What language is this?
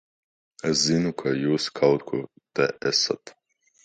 Latvian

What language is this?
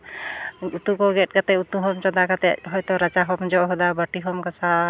Santali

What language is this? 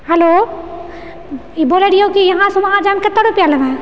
Maithili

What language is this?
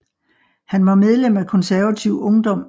Danish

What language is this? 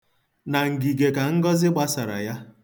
Igbo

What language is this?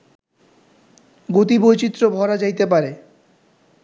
Bangla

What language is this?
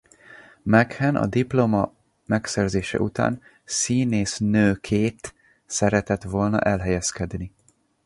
Hungarian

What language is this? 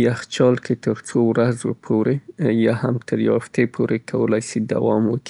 Southern Pashto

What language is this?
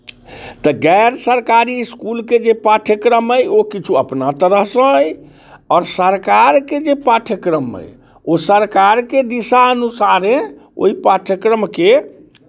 Maithili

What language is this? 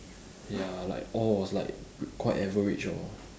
English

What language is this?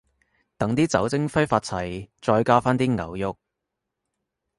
Cantonese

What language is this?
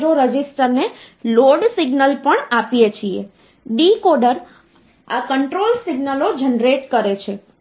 Gujarati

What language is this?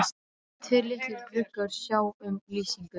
Icelandic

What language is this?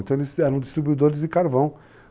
Portuguese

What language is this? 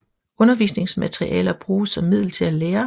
Danish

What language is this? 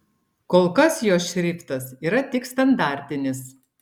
Lithuanian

